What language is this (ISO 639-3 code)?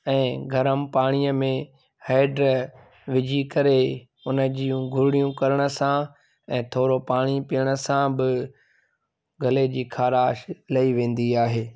snd